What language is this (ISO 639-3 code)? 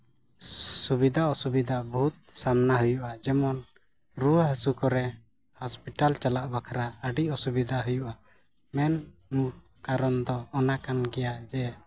sat